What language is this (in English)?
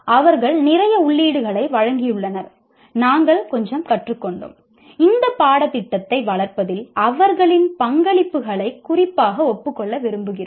Tamil